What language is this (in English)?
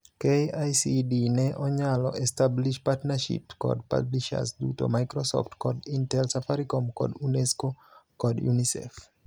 Luo (Kenya and Tanzania)